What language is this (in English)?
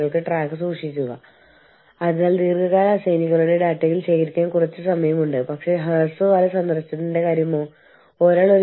Malayalam